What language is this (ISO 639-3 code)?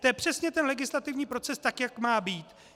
ces